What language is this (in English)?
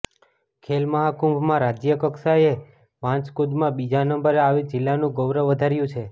Gujarati